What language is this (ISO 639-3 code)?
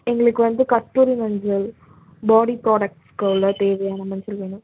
tam